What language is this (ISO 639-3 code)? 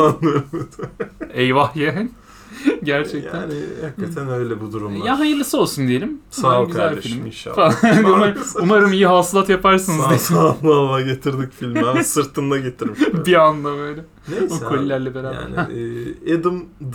tur